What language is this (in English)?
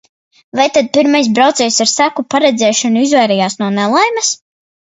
Latvian